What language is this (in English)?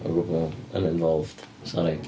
Welsh